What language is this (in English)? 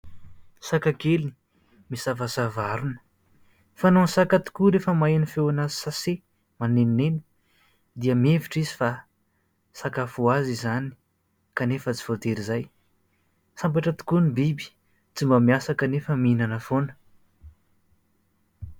Malagasy